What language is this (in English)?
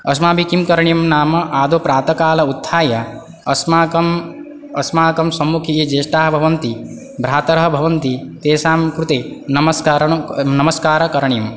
Sanskrit